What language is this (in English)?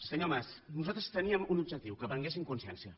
Catalan